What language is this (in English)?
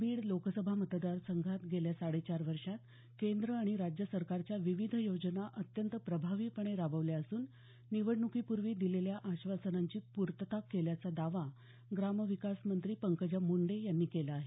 Marathi